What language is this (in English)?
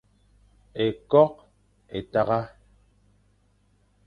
Fang